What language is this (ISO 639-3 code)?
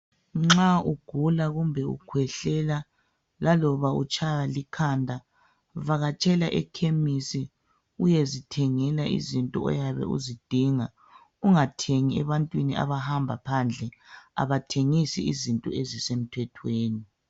nde